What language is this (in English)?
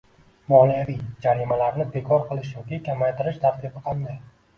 Uzbek